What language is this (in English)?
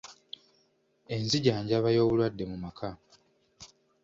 Ganda